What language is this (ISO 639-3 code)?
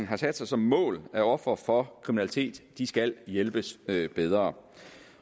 dan